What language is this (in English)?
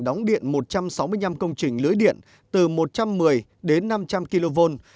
Vietnamese